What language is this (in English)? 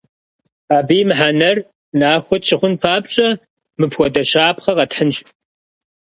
Kabardian